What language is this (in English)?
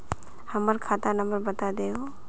Magahi